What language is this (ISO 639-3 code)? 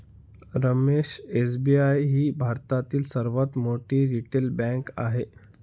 mar